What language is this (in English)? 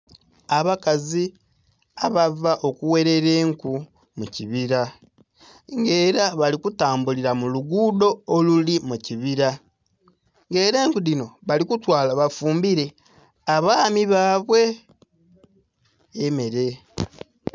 Soga